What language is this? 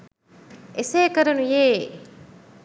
Sinhala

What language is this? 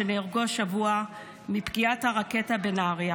Hebrew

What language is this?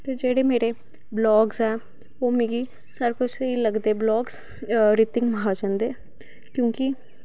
Dogri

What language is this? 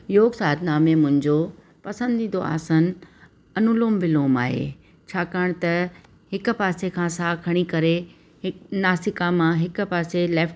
Sindhi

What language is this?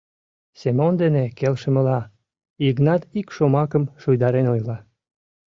Mari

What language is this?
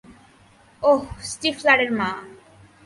Bangla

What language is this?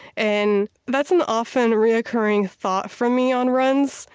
English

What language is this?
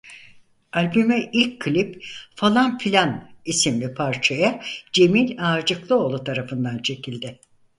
Turkish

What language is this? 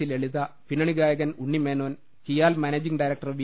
Malayalam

